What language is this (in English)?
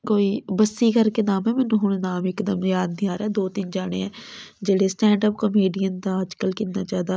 Punjabi